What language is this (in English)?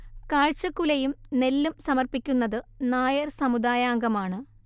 Malayalam